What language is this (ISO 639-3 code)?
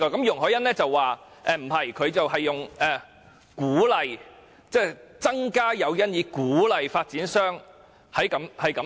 yue